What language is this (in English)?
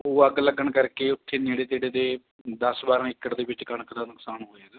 Punjabi